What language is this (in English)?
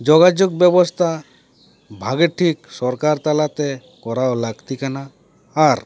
Santali